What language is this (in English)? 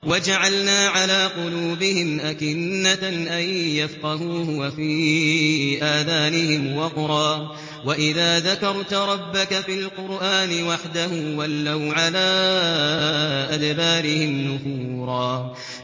Arabic